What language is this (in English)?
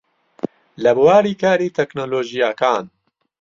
Central Kurdish